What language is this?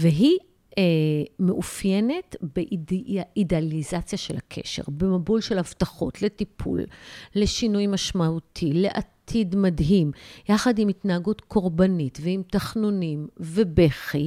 Hebrew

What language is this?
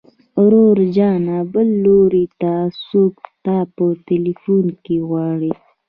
Pashto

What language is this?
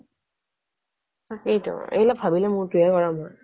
Assamese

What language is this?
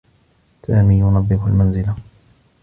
Arabic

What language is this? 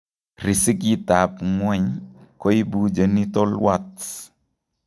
Kalenjin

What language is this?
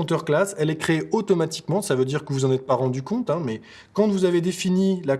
French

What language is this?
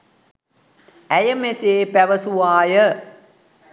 Sinhala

